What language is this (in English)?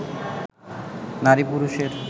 Bangla